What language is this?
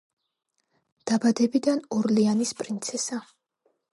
Georgian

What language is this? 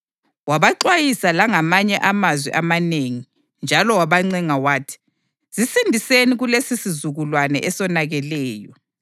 North Ndebele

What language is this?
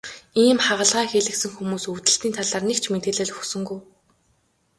Mongolian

